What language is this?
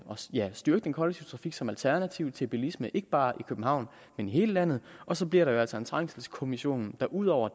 Danish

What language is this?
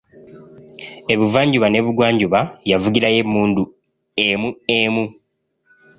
Ganda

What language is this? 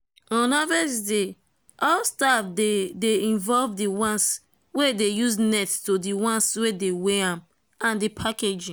Nigerian Pidgin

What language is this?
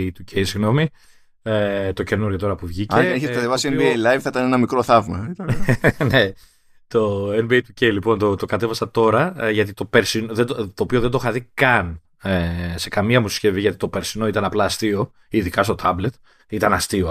Greek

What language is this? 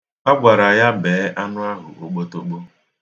Igbo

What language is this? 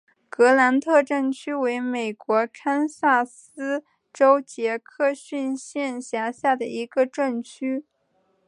Chinese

